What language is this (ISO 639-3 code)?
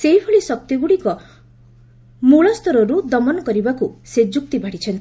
ori